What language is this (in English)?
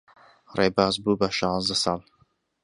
Central Kurdish